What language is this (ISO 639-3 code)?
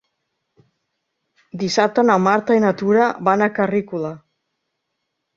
cat